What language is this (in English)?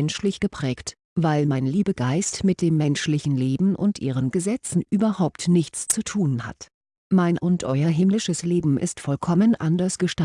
German